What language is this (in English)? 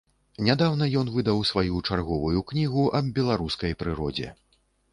Belarusian